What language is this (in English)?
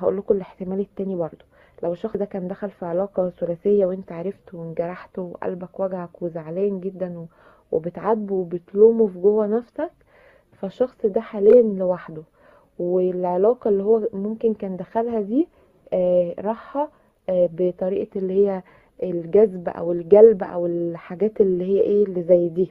Arabic